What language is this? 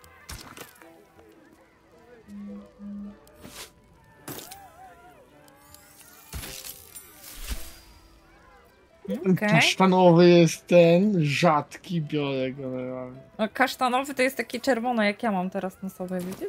Polish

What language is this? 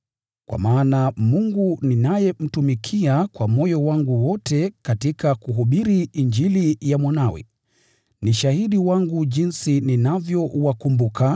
Swahili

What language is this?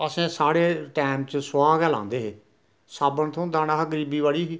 Dogri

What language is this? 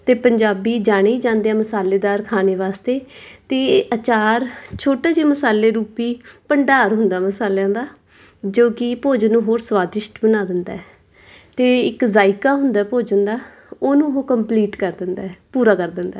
Punjabi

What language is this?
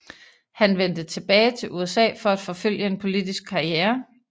Danish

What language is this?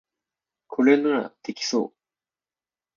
Japanese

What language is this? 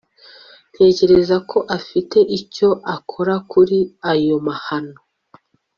Kinyarwanda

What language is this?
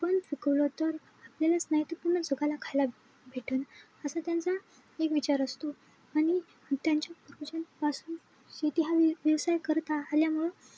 Marathi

